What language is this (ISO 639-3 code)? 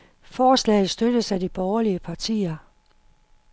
dan